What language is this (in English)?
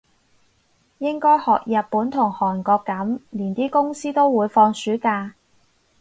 Cantonese